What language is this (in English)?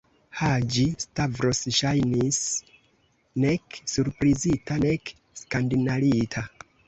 Esperanto